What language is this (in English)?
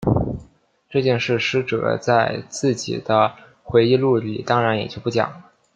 Chinese